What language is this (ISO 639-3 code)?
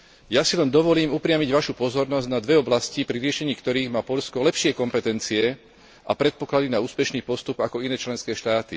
slk